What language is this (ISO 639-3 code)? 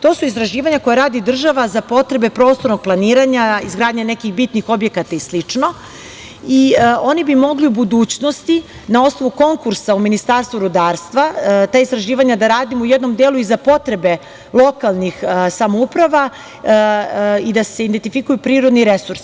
srp